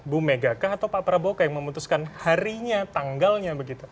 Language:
Indonesian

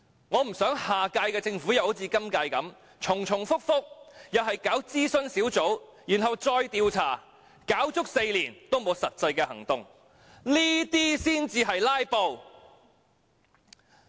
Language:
Cantonese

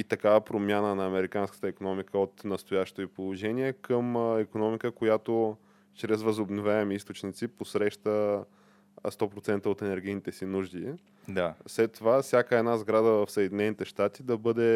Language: Bulgarian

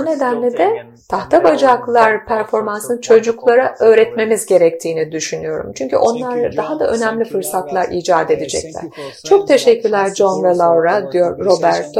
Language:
Turkish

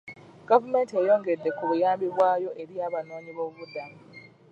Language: Ganda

